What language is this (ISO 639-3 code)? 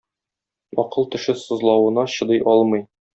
tat